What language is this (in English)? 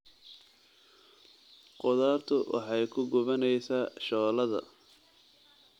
Somali